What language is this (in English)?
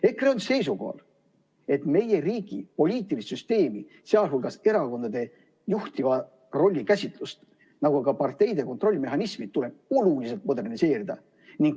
Estonian